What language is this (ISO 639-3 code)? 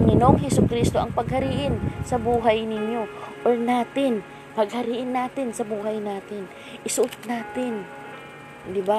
fil